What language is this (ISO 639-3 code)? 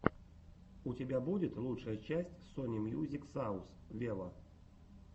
rus